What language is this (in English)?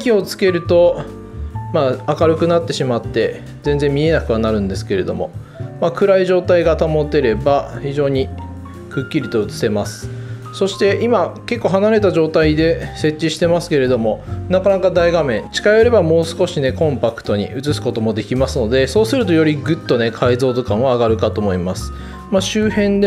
Japanese